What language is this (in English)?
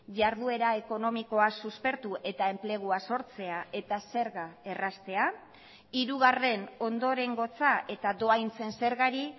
Basque